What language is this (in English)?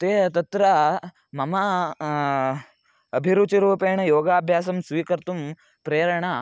Sanskrit